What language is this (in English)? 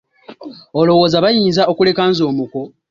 Ganda